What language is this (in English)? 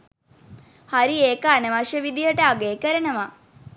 Sinhala